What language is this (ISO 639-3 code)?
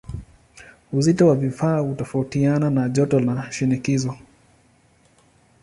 swa